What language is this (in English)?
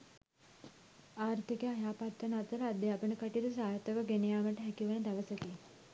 Sinhala